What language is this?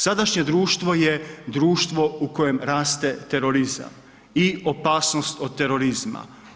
Croatian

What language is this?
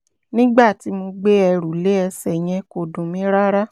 Yoruba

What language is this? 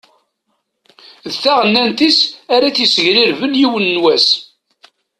Kabyle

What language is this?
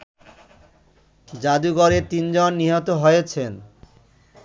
Bangla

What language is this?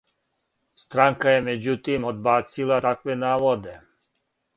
Serbian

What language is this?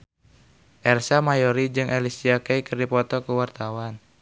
Sundanese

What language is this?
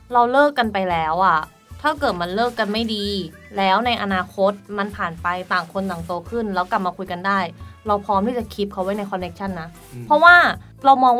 Thai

